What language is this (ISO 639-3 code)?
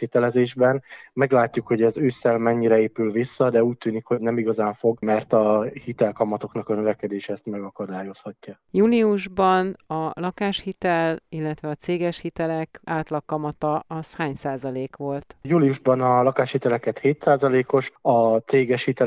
hun